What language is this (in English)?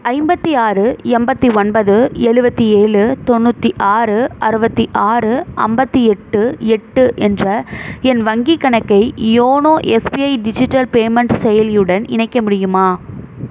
Tamil